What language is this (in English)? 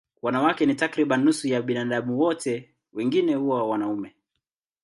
Swahili